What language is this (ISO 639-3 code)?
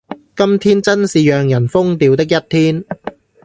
yue